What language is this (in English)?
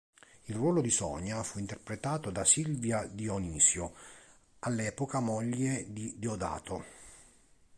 Italian